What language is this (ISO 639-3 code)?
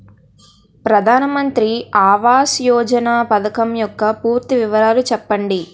tel